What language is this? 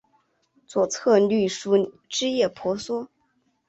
Chinese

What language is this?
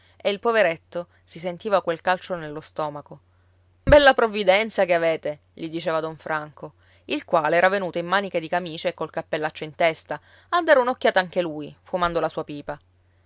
Italian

